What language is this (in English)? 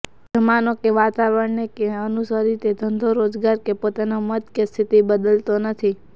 Gujarati